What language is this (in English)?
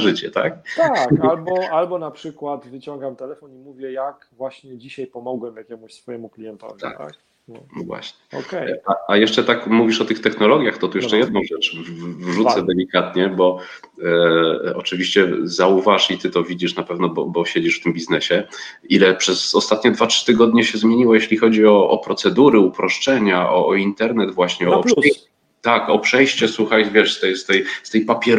Polish